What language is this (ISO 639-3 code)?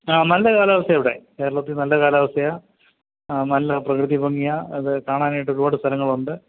mal